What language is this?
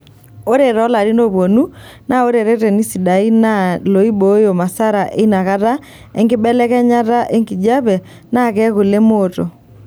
Masai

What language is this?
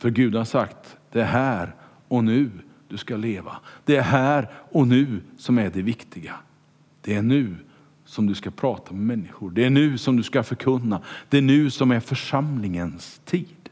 Swedish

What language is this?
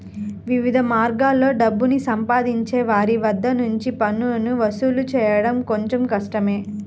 Telugu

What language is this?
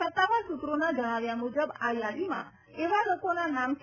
Gujarati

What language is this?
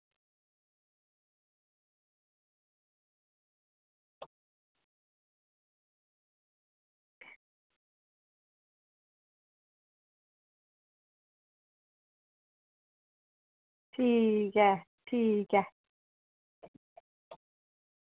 Dogri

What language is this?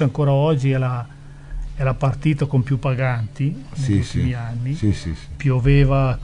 Italian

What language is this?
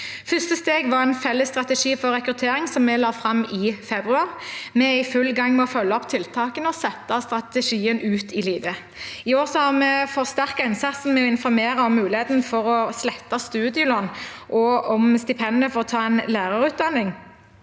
Norwegian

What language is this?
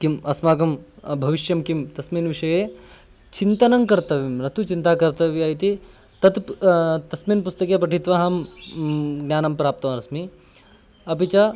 Sanskrit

